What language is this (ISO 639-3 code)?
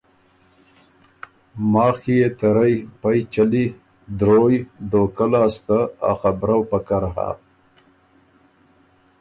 oru